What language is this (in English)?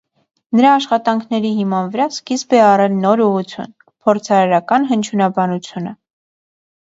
Armenian